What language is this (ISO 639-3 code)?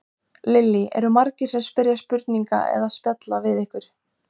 isl